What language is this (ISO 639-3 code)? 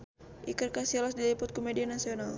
sun